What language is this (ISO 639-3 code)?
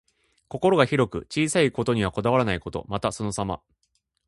jpn